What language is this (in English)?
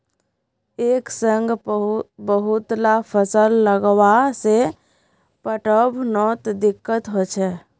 Magahi